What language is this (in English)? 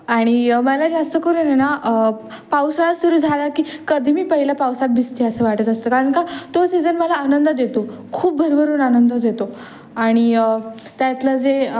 Marathi